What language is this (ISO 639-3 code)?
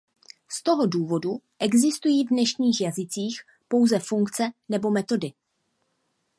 ces